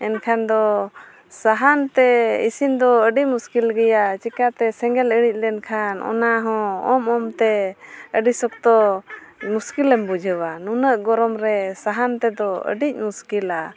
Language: Santali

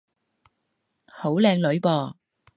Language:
Cantonese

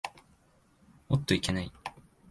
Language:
Japanese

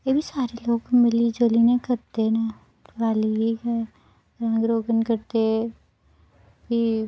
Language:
Dogri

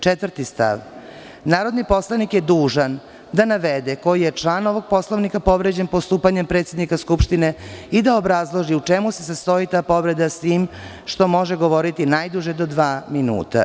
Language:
Serbian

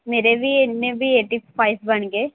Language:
Punjabi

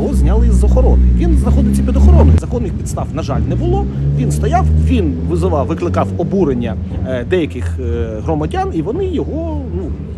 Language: Ukrainian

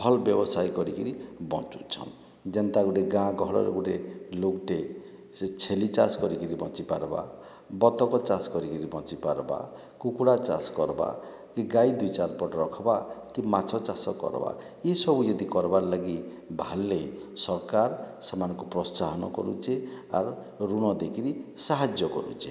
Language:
Odia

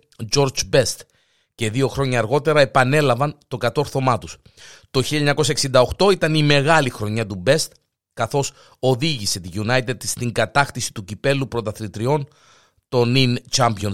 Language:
Greek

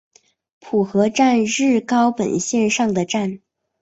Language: Chinese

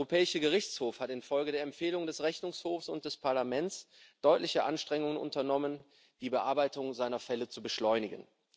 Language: German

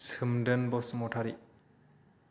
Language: Bodo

